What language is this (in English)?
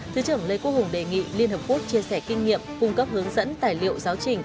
Vietnamese